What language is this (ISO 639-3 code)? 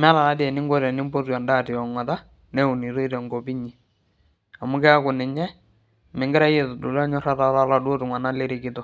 mas